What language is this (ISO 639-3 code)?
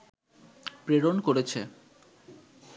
ben